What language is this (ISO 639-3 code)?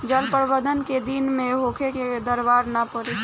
bho